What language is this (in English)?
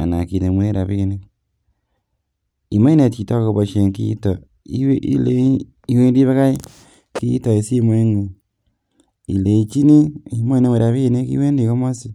Kalenjin